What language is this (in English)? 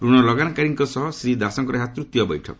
Odia